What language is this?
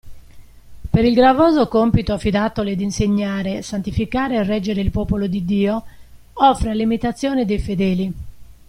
Italian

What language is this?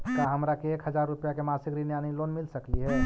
Magahi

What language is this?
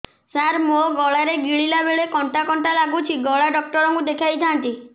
Odia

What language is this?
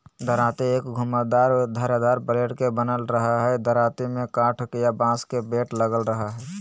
Magahi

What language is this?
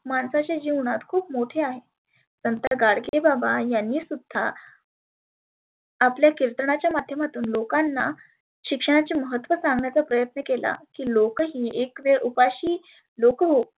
Marathi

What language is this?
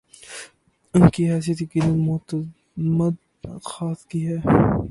Urdu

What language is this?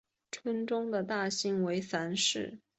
Chinese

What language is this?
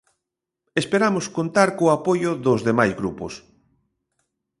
Galician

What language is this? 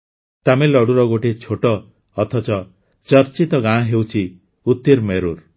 Odia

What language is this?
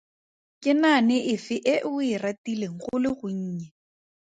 Tswana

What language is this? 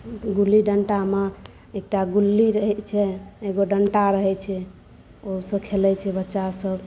Maithili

